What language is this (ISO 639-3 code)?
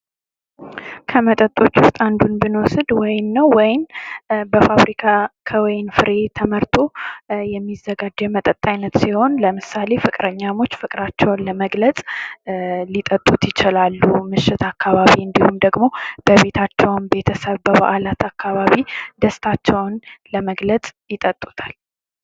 amh